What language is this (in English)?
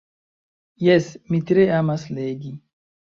Esperanto